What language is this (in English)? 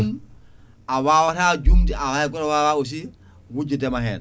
Fula